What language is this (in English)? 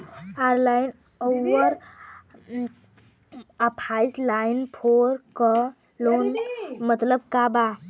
Bhojpuri